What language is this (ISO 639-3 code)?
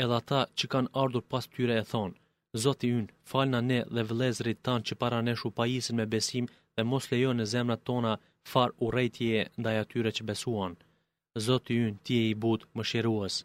ell